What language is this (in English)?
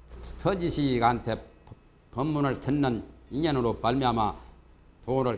Korean